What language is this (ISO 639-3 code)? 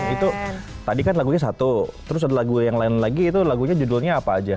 ind